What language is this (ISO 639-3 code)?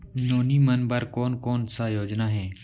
hne